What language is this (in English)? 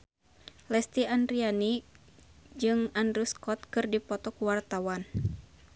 Sundanese